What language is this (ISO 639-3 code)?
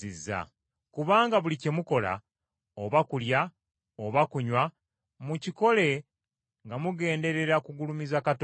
lug